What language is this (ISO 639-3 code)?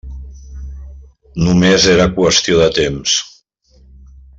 cat